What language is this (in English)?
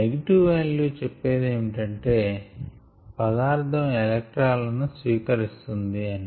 Telugu